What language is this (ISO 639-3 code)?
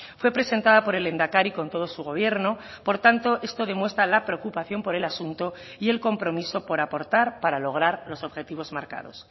spa